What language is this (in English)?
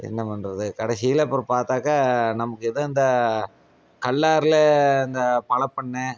Tamil